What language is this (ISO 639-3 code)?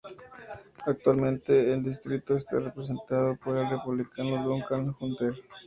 spa